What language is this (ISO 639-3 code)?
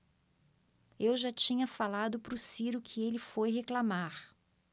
por